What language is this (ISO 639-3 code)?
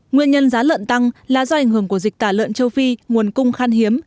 vie